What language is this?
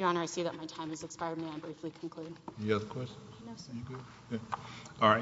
English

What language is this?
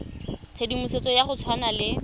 Tswana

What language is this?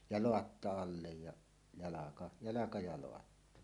Finnish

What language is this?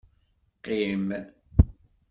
Kabyle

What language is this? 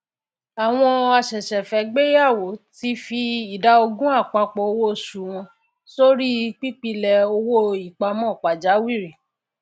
Yoruba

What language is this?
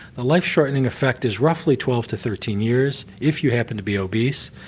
English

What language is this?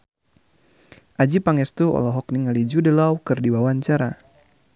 Sundanese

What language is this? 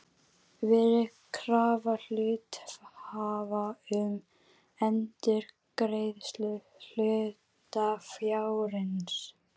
Icelandic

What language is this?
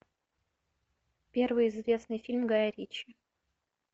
Russian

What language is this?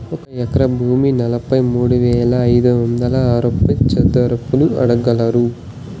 Telugu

